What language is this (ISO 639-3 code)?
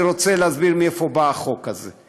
heb